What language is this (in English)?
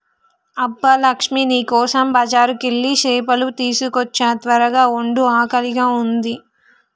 Telugu